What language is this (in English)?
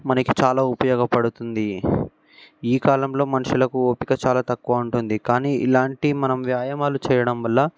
Telugu